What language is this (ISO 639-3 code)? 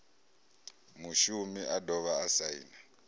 ven